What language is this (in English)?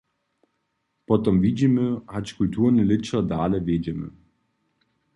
Upper Sorbian